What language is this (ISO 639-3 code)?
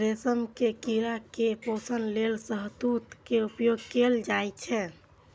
mai